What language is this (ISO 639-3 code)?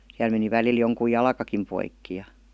fin